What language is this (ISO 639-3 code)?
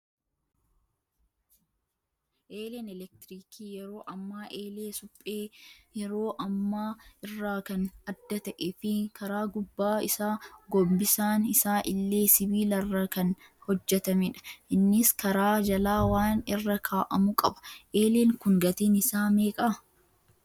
orm